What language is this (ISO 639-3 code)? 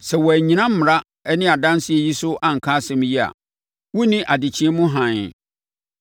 aka